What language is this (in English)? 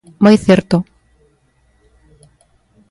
Galician